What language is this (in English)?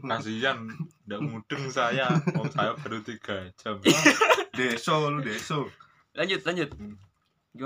Indonesian